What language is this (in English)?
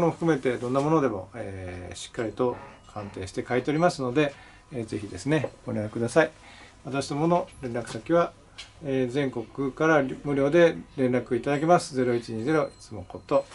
Japanese